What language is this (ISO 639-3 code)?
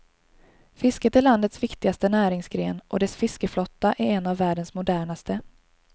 swe